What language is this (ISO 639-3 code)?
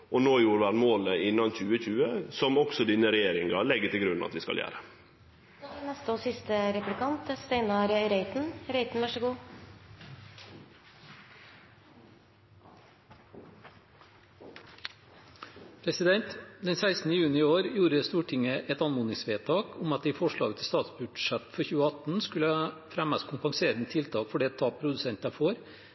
nor